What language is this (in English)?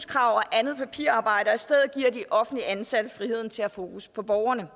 Danish